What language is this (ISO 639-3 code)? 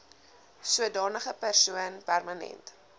afr